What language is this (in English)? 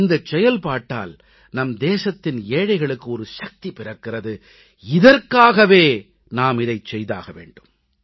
Tamil